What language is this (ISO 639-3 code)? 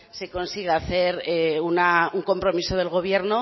spa